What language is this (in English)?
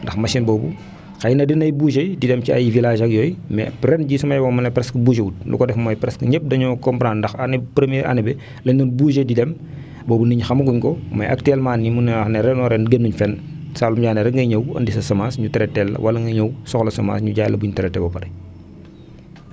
Wolof